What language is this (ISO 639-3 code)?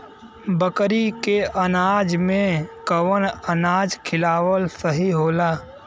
bho